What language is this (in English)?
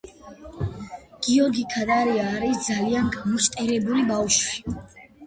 Georgian